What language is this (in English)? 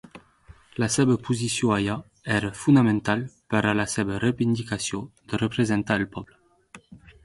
Catalan